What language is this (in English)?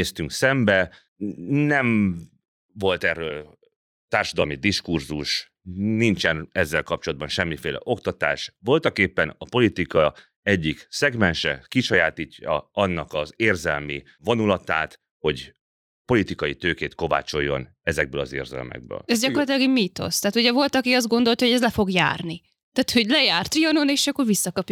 Hungarian